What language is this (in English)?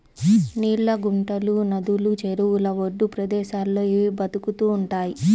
Telugu